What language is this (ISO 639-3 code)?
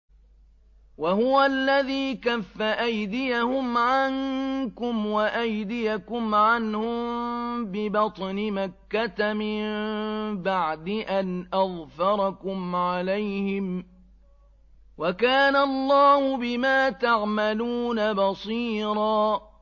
ara